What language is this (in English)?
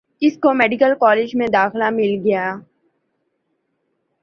Urdu